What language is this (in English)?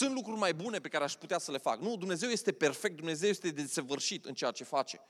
Romanian